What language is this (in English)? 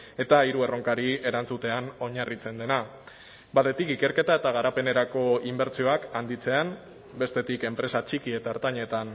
Basque